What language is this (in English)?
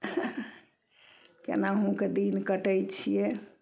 Maithili